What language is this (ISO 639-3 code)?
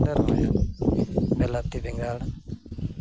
sat